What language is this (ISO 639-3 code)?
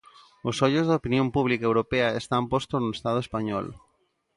glg